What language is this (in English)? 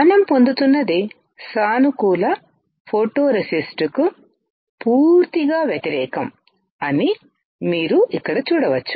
Telugu